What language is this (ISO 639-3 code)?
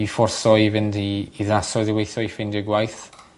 cym